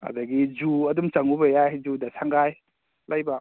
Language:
Manipuri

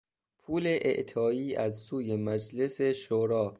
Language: Persian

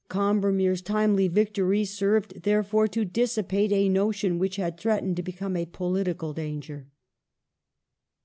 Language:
English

